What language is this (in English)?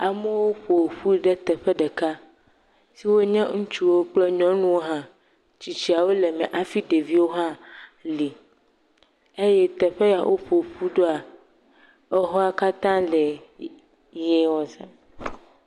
Ewe